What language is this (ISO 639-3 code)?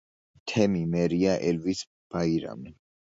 kat